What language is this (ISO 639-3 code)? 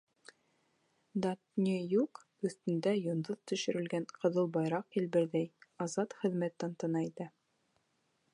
bak